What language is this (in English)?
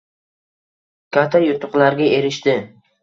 Uzbek